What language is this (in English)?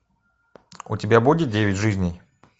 Russian